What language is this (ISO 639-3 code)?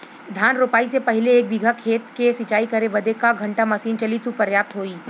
bho